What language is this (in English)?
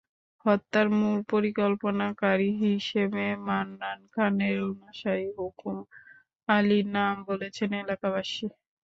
Bangla